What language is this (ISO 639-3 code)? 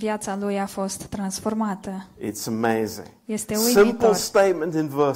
ron